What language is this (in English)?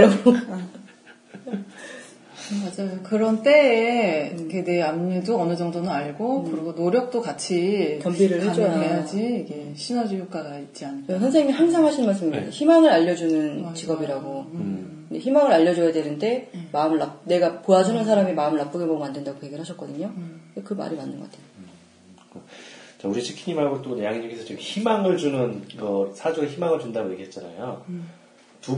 Korean